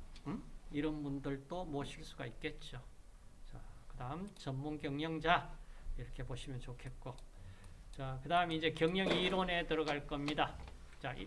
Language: Korean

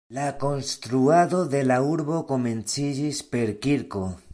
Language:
Esperanto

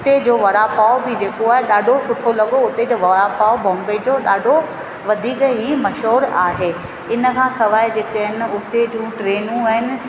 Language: Sindhi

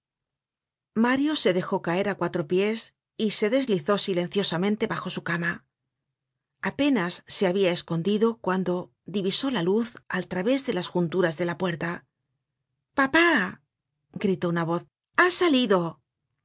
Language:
Spanish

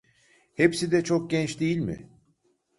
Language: Turkish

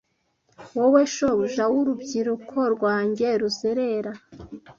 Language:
Kinyarwanda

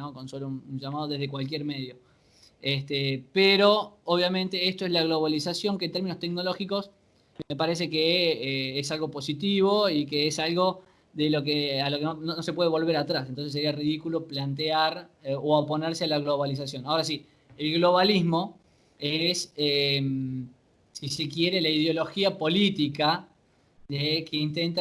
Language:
Spanish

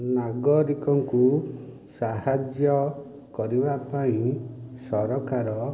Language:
Odia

